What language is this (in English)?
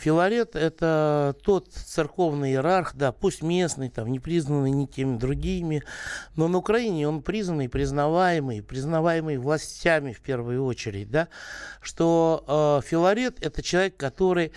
Russian